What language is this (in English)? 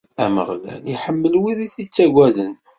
Kabyle